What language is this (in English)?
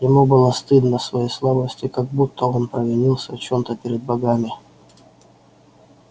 Russian